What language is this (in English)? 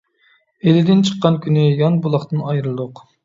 Uyghur